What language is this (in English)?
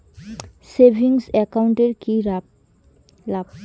Bangla